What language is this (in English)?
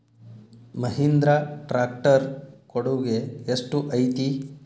Kannada